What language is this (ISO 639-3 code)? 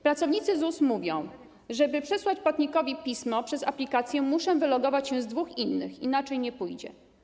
pol